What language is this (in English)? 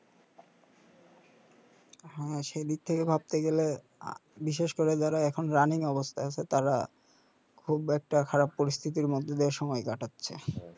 Bangla